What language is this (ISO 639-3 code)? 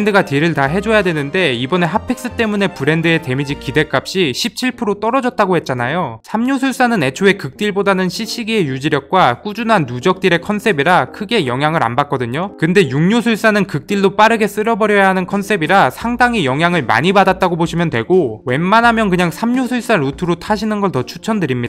kor